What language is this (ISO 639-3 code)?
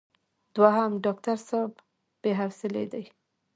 pus